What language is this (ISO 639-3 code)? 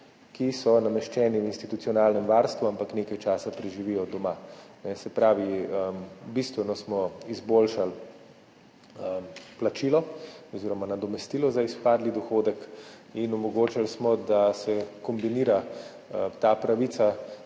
slv